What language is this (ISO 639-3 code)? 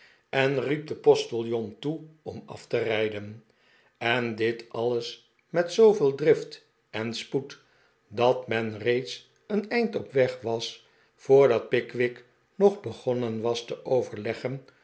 nld